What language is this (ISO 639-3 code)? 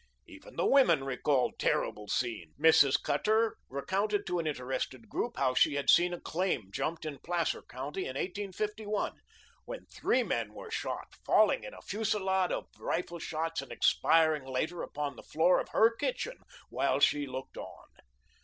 eng